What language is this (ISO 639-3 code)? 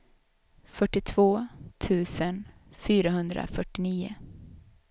swe